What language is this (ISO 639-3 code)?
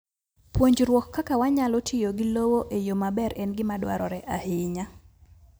luo